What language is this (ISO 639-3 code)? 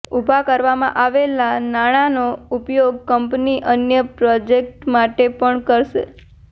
guj